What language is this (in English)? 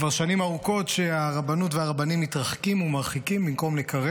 Hebrew